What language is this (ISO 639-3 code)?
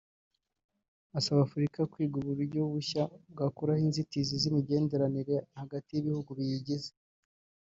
kin